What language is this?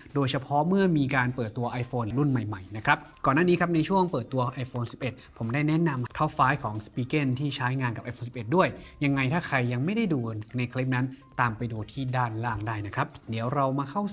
Thai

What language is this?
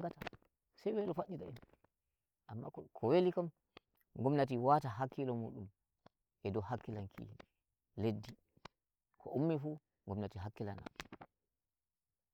Nigerian Fulfulde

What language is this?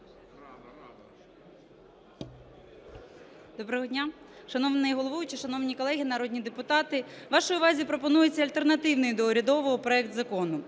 Ukrainian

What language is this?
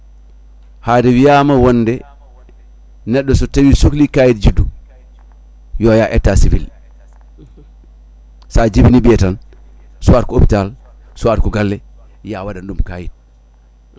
Fula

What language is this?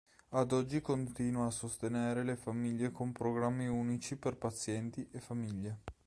Italian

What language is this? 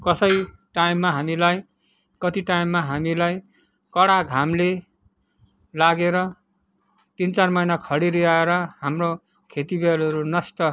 Nepali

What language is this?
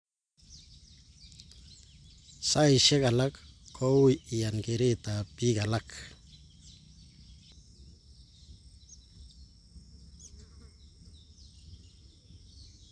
Kalenjin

